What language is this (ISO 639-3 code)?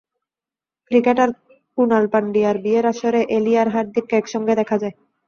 ben